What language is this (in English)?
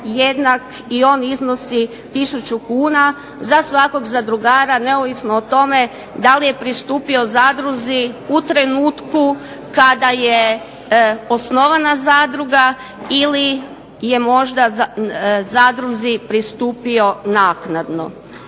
Croatian